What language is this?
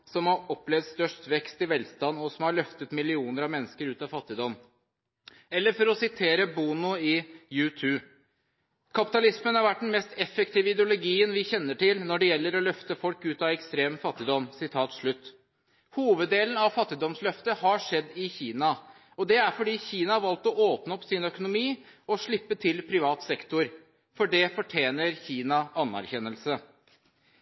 Norwegian Bokmål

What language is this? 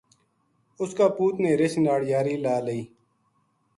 Gujari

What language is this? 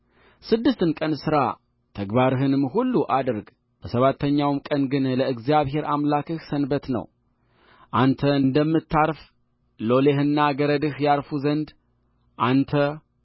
Amharic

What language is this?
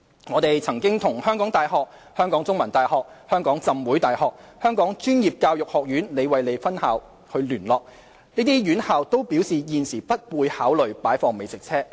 Cantonese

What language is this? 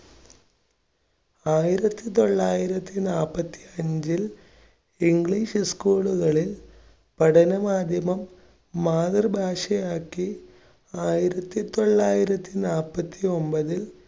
Malayalam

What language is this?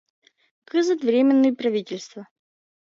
Mari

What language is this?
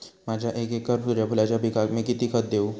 Marathi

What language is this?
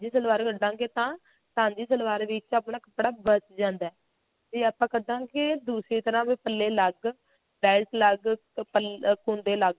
Punjabi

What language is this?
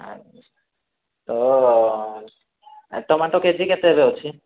Odia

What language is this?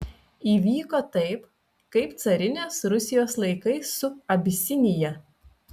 Lithuanian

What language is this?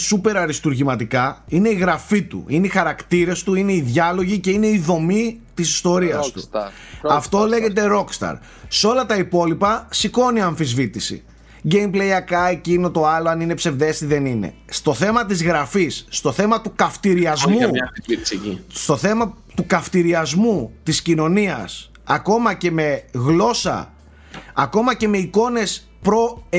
Greek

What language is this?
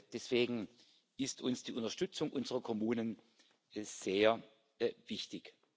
German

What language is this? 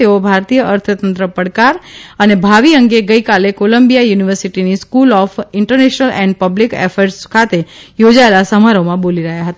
Gujarati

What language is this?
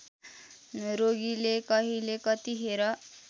Nepali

